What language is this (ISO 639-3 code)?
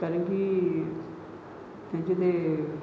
mar